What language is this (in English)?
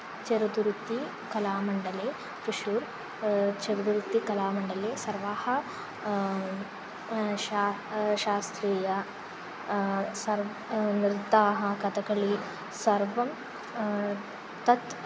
Sanskrit